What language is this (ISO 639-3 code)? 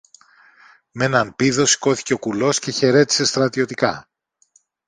ell